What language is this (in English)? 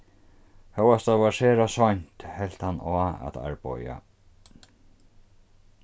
Faroese